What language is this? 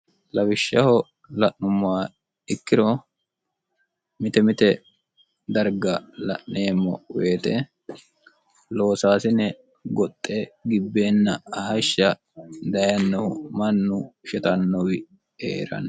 Sidamo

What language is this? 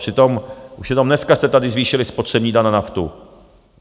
Czech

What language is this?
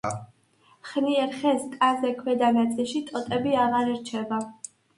Georgian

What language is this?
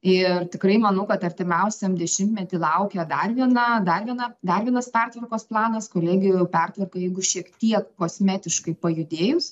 Lithuanian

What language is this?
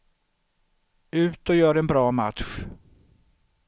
Swedish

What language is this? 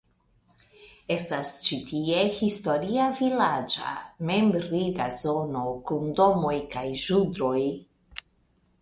Esperanto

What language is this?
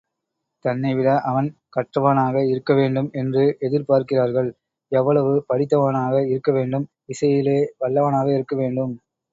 Tamil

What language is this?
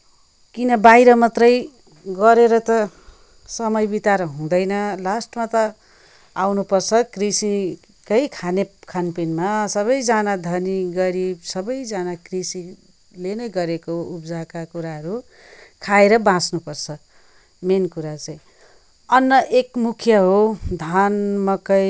Nepali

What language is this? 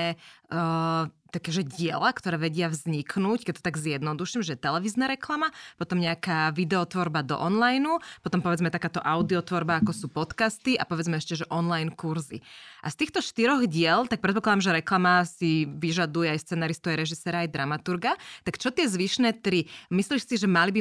Slovak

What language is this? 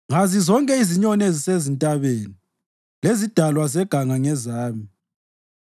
North Ndebele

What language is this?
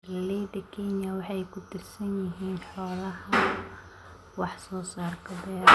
Somali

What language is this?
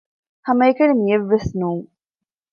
Divehi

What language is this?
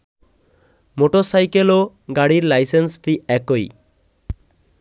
Bangla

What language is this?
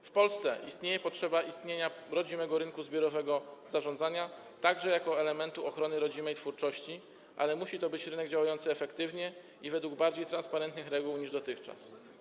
Polish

